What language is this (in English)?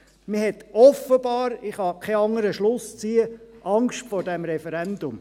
Swiss German